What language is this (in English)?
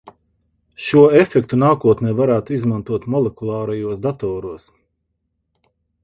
Latvian